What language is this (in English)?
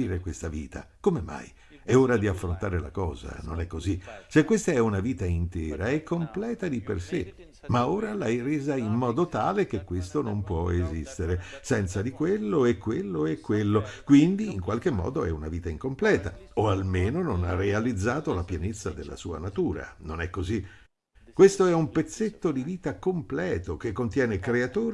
Italian